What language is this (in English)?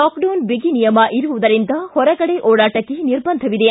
Kannada